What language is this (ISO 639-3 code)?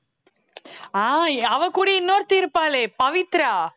tam